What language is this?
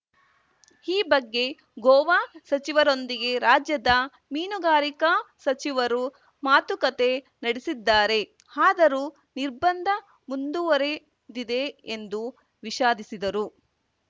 Kannada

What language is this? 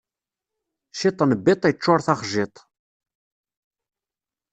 Kabyle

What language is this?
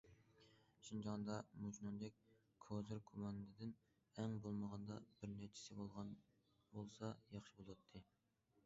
Uyghur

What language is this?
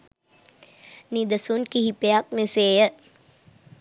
Sinhala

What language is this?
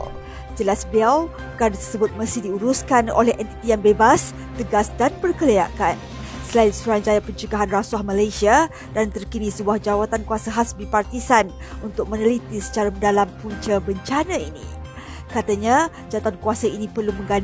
Malay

